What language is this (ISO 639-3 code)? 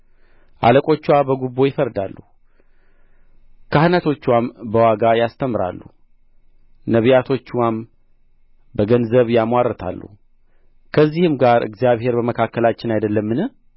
amh